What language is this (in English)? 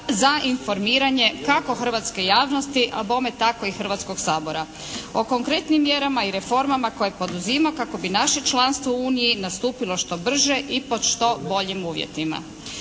Croatian